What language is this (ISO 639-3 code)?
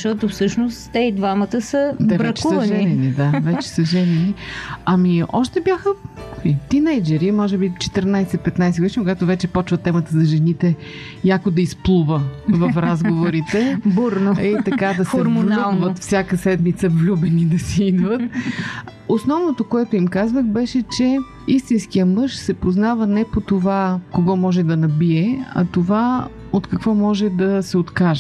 bul